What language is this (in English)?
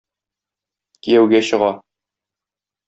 Tatar